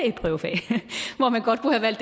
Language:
Danish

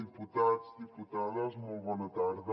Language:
Catalan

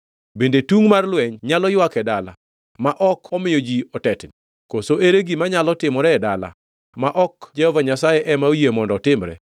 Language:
Luo (Kenya and Tanzania)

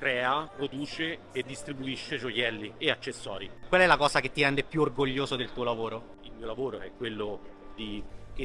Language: Italian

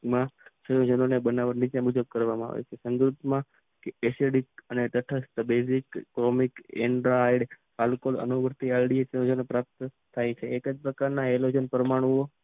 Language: Gujarati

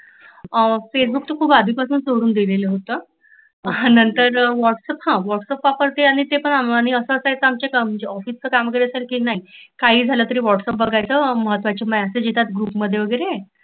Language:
Marathi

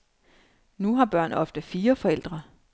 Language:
Danish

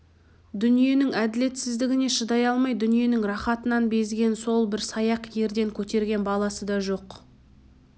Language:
Kazakh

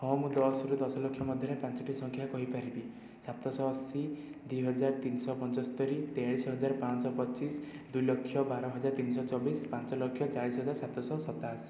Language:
Odia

